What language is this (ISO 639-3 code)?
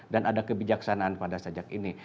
ind